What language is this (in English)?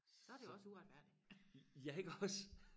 Danish